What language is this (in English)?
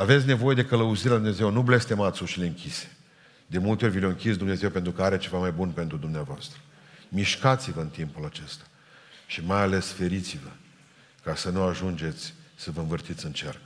Romanian